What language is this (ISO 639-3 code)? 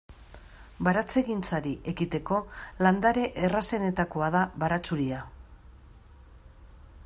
eus